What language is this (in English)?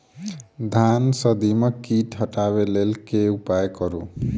Maithili